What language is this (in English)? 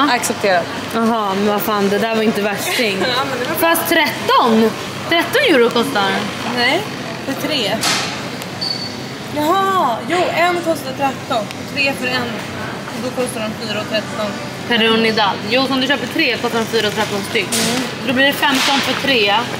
Swedish